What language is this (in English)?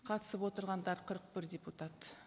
Kazakh